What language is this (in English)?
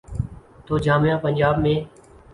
Urdu